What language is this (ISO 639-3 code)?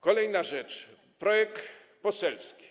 pol